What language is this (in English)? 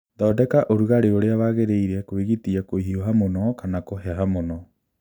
Kikuyu